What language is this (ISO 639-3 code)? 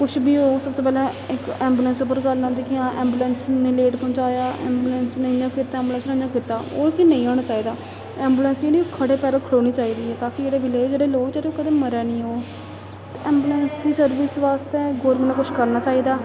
doi